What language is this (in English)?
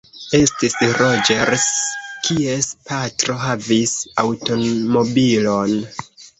Esperanto